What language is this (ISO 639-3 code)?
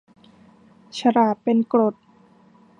tha